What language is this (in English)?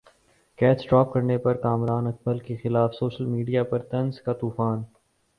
Urdu